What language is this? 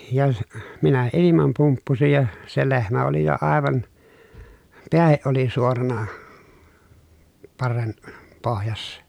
Finnish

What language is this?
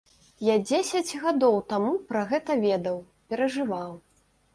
Belarusian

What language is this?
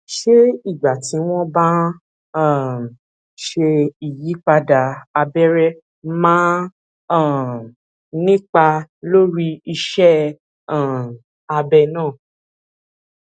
Yoruba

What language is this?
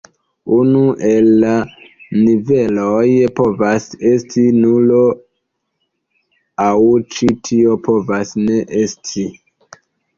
Esperanto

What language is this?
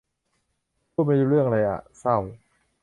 Thai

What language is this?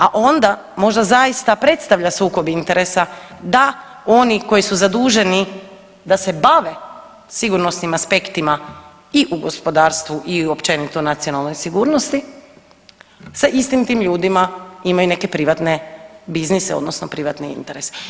Croatian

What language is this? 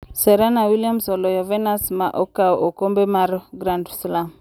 Luo (Kenya and Tanzania)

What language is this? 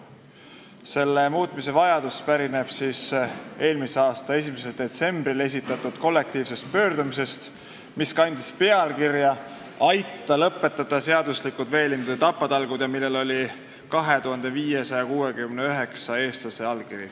Estonian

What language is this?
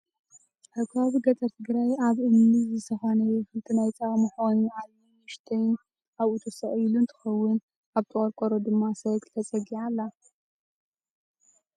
Tigrinya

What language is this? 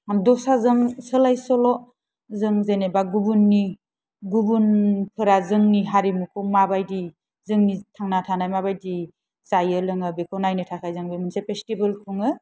Bodo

